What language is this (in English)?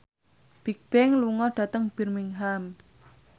Javanese